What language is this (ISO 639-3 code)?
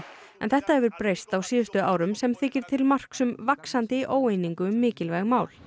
isl